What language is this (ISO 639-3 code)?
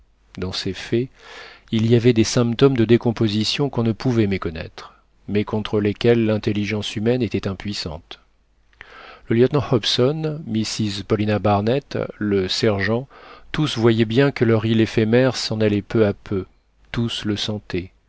fra